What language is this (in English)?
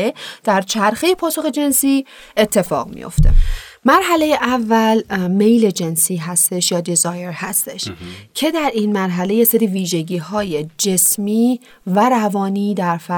Persian